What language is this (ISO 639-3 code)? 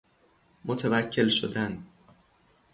fas